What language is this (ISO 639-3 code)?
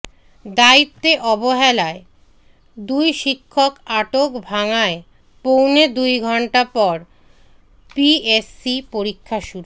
ben